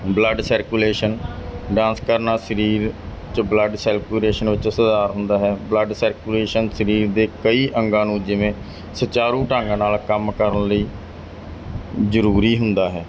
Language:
Punjabi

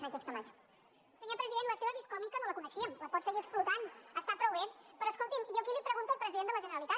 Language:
Catalan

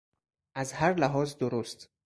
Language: Persian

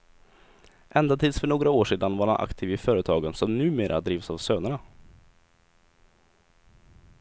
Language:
Swedish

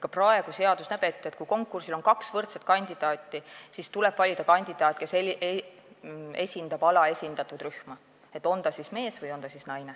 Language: Estonian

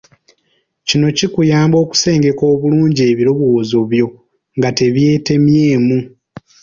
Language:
Ganda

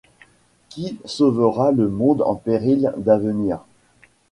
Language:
French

